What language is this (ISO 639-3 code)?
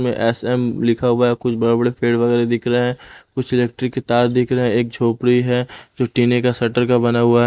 hin